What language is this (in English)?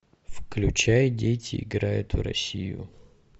Russian